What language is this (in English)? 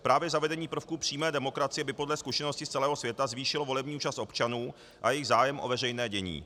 Czech